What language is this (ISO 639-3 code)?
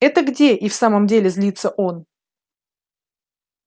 rus